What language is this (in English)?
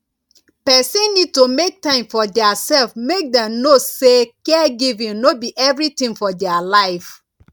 Nigerian Pidgin